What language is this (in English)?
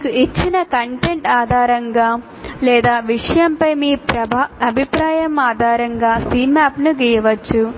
Telugu